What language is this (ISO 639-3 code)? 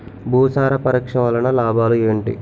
tel